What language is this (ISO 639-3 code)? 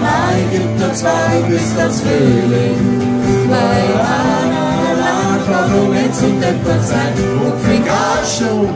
nld